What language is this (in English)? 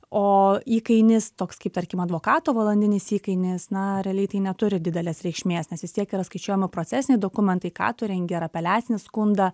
Lithuanian